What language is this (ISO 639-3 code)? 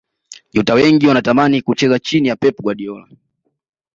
swa